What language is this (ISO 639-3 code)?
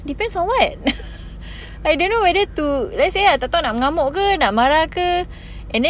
eng